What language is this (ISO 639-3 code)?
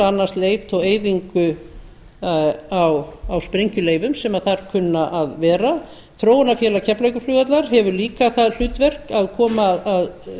isl